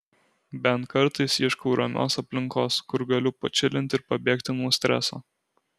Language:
Lithuanian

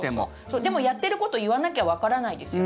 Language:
Japanese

